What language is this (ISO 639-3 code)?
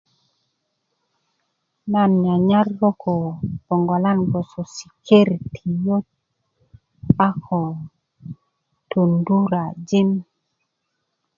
ukv